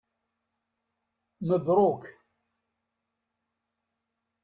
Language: Kabyle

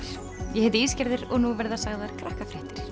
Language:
Icelandic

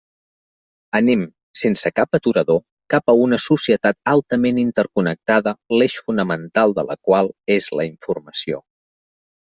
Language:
Catalan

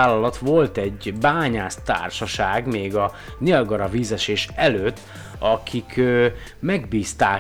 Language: Hungarian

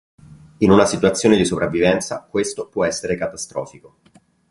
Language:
Italian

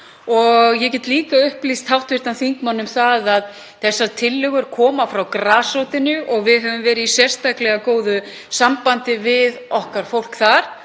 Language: Icelandic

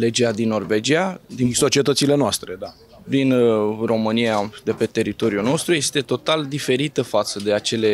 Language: Romanian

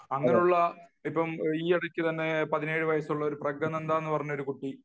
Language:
Malayalam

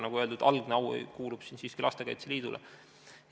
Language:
Estonian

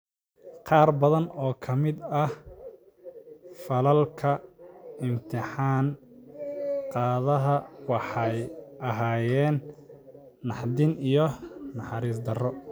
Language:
Somali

